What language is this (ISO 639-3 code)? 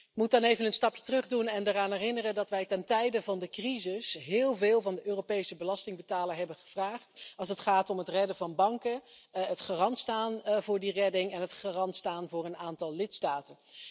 nld